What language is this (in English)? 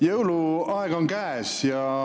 Estonian